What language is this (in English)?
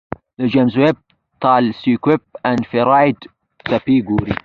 Pashto